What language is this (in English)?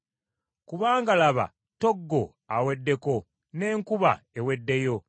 Ganda